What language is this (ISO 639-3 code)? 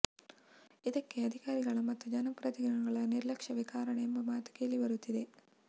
kan